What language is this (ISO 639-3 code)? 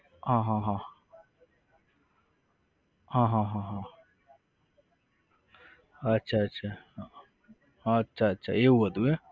guj